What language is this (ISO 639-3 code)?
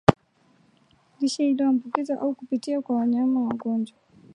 swa